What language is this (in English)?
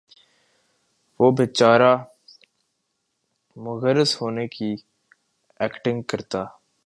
Urdu